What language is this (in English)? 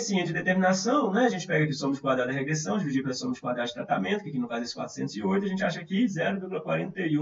Portuguese